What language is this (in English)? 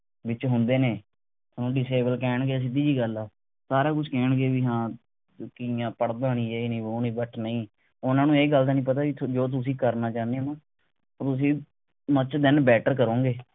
Punjabi